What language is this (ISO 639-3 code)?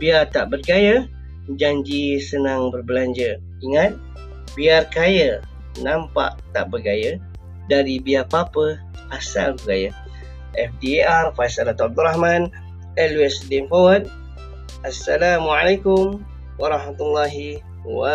msa